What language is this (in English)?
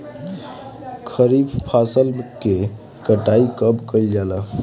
Bhojpuri